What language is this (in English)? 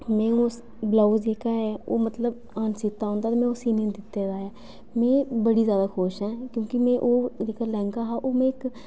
Dogri